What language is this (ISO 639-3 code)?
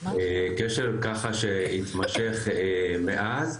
heb